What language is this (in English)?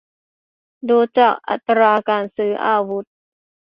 Thai